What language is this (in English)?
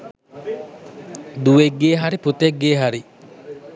Sinhala